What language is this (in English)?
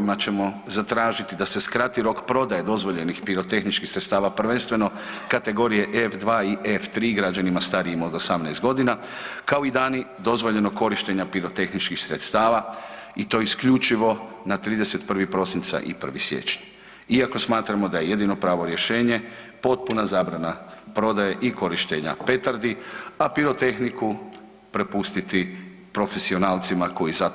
Croatian